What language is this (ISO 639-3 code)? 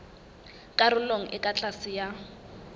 sot